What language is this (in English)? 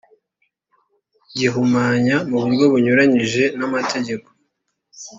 Kinyarwanda